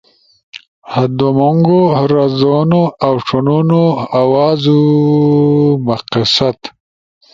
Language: Ushojo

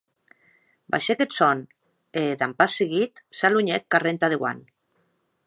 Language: Occitan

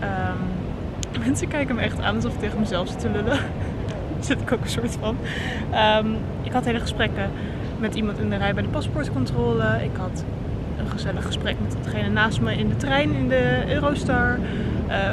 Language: Dutch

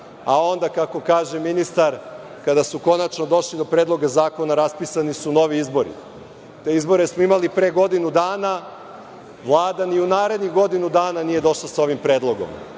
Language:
Serbian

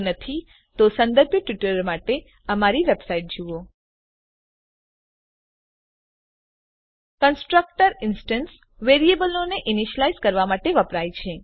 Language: Gujarati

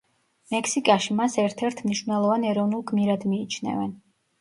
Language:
Georgian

